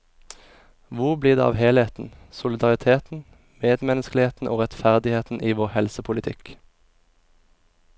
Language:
Norwegian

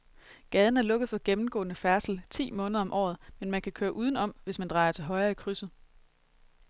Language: Danish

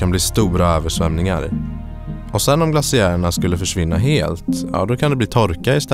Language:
Swedish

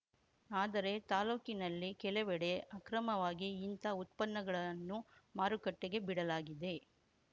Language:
Kannada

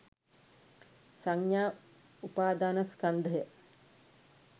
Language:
Sinhala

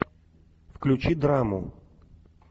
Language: Russian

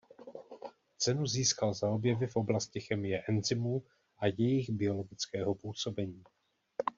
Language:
Czech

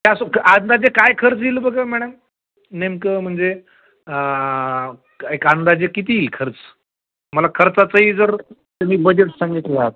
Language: Marathi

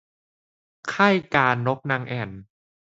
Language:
Thai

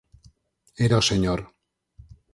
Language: Galician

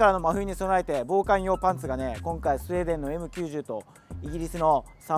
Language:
Japanese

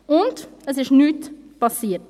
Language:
Swiss German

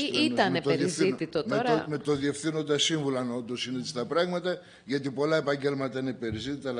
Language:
Greek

